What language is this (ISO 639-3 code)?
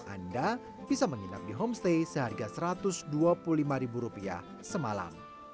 ind